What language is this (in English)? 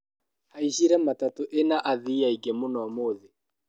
Kikuyu